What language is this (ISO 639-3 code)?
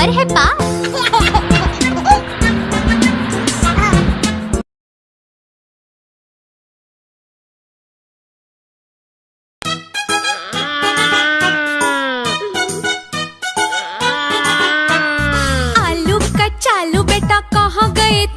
hin